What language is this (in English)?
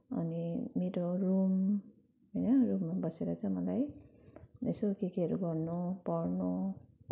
Nepali